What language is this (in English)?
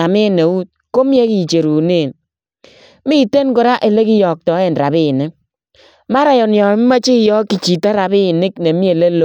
Kalenjin